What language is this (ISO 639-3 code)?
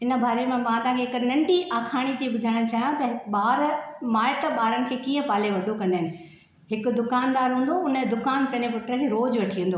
snd